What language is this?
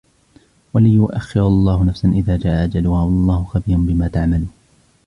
Arabic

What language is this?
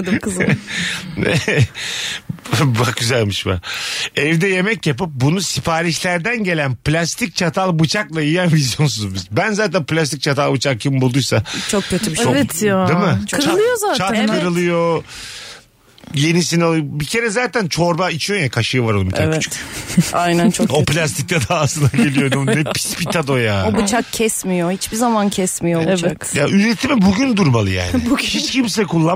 Turkish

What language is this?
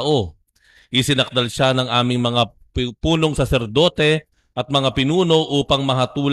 Filipino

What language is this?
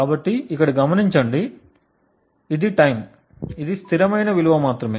Telugu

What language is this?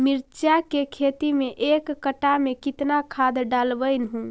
Magahi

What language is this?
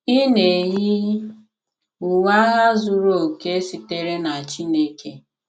Igbo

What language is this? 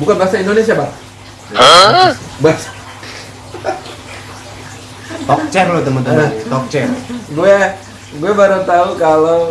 Indonesian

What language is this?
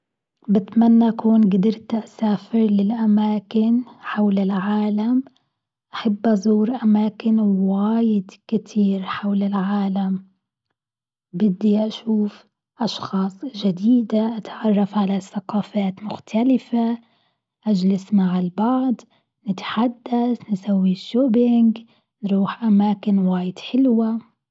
Gulf Arabic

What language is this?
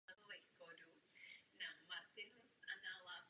Czech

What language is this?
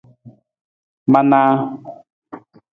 Nawdm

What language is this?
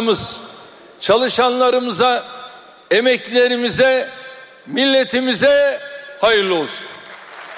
Turkish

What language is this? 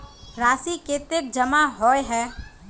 Magahi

